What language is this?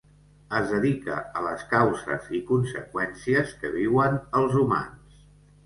Catalan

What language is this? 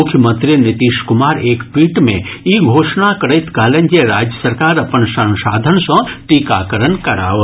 Maithili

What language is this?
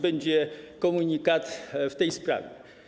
Polish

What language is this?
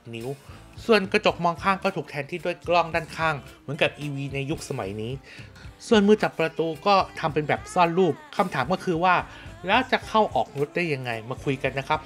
Thai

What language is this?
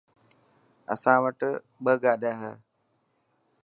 Dhatki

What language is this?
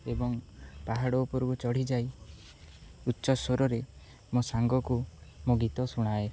Odia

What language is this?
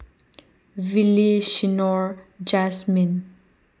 Manipuri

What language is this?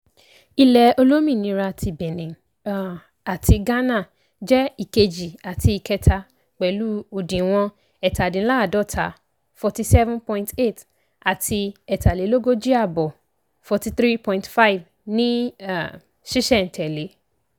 Yoruba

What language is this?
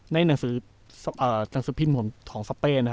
Thai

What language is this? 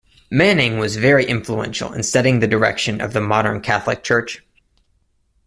English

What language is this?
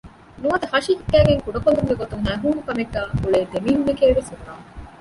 Divehi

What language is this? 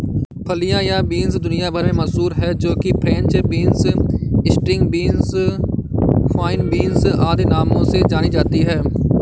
Hindi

